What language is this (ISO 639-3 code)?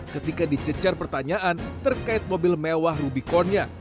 ind